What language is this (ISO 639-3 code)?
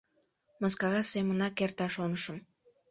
chm